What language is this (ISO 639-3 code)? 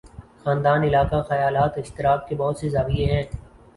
urd